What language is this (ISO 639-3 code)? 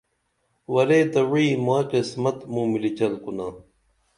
dml